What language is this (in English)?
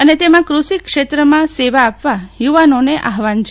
Gujarati